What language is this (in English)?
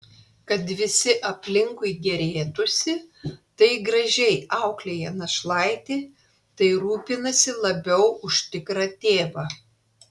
Lithuanian